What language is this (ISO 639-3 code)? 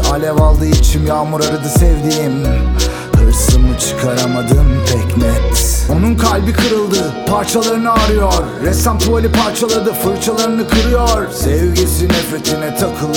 tur